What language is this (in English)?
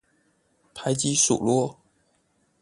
Chinese